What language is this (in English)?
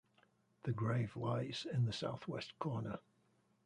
English